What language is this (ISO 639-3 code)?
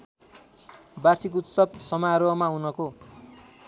nep